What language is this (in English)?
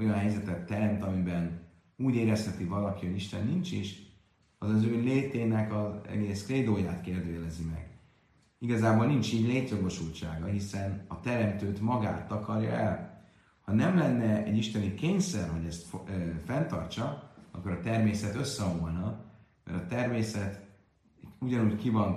Hungarian